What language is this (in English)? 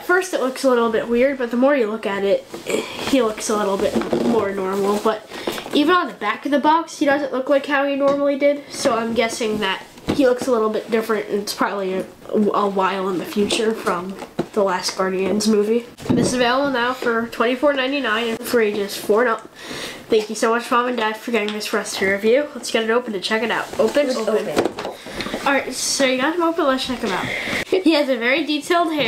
English